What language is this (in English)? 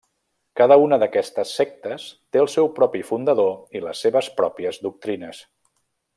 Catalan